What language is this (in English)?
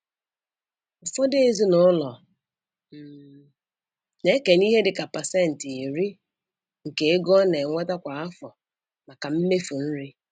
Igbo